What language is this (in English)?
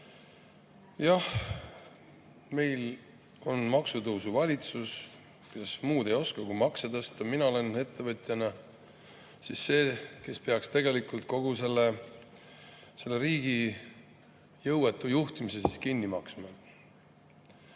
Estonian